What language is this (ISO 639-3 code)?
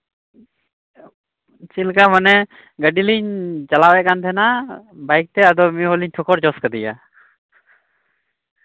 sat